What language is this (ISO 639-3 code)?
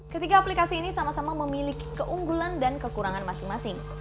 ind